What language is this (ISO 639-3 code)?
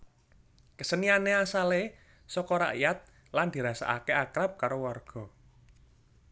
jav